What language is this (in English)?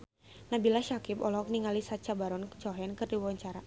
Sundanese